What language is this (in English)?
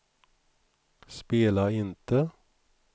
Swedish